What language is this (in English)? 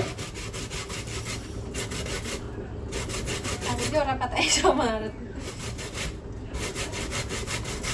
Indonesian